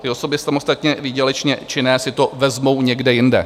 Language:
Czech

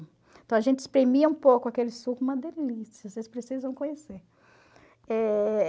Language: Portuguese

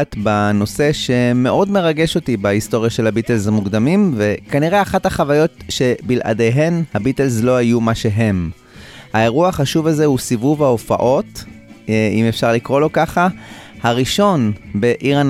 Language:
Hebrew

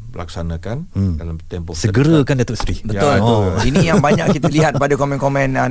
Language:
Malay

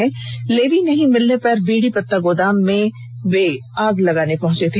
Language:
Hindi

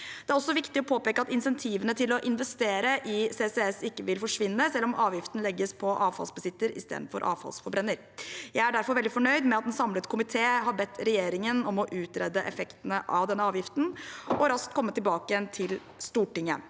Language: Norwegian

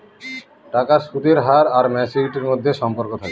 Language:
Bangla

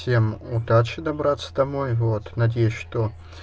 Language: Russian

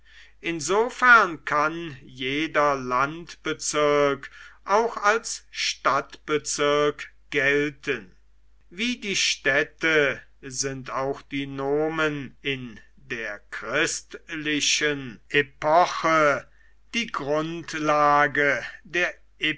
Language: German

